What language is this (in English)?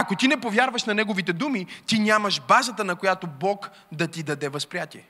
Bulgarian